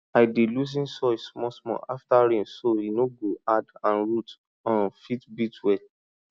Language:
Nigerian Pidgin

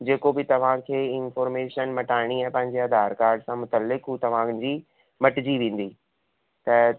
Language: Sindhi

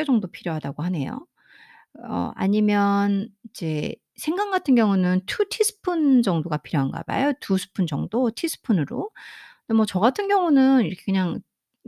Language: Korean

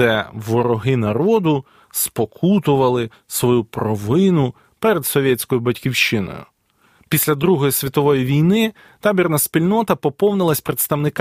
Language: Ukrainian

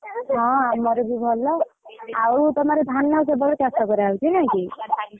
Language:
Odia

